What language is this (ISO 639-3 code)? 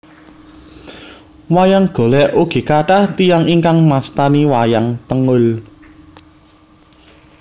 jav